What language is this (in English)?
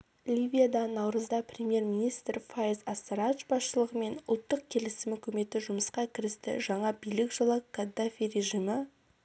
Kazakh